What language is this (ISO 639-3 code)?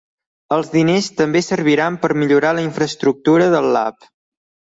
cat